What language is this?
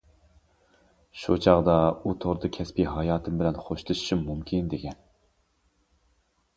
Uyghur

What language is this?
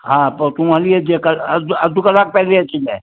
Sindhi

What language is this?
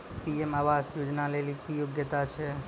Maithili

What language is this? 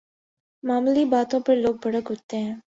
Urdu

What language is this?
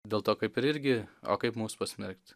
Lithuanian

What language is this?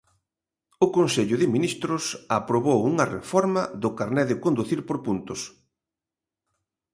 Galician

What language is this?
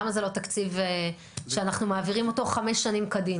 Hebrew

